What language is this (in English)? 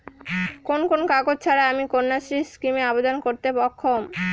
Bangla